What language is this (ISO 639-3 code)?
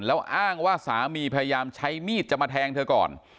tha